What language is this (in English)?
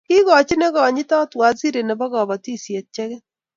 Kalenjin